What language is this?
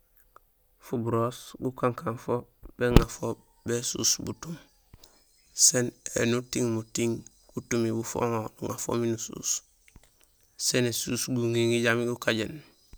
Gusilay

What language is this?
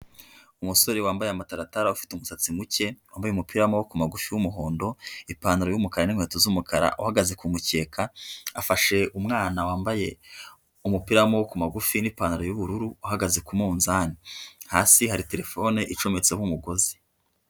Kinyarwanda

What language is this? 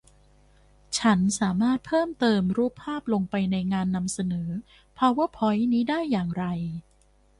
Thai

